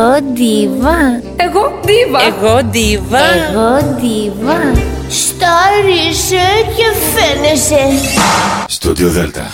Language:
Greek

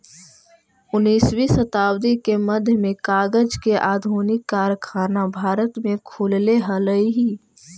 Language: Magahi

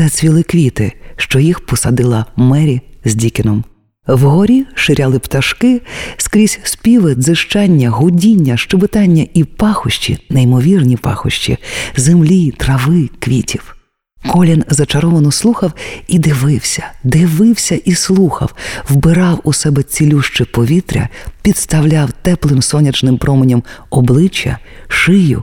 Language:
Ukrainian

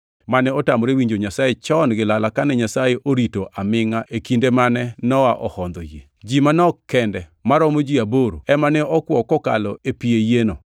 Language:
Luo (Kenya and Tanzania)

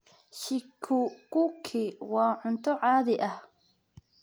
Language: Somali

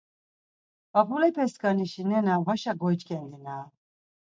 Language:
Laz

